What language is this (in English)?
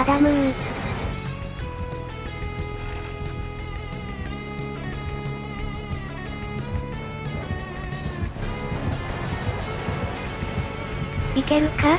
Japanese